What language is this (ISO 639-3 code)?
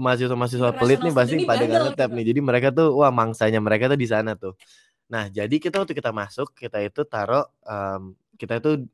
ind